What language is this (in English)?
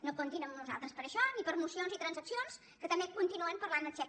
Catalan